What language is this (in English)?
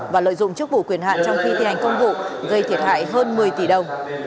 Vietnamese